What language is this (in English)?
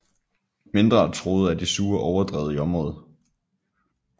Danish